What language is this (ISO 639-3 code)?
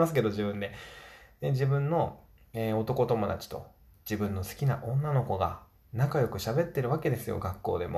jpn